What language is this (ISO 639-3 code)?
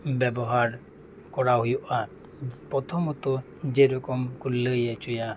sat